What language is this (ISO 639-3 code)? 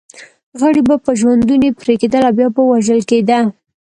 pus